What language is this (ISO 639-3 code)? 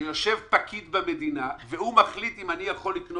heb